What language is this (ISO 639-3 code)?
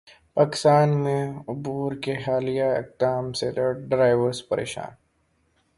urd